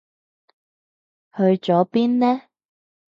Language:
Cantonese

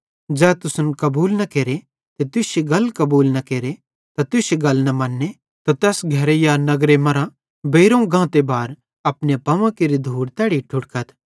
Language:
Bhadrawahi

